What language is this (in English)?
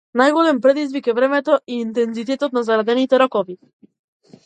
Macedonian